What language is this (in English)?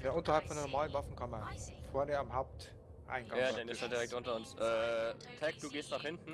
German